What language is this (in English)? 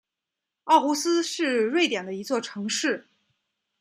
Chinese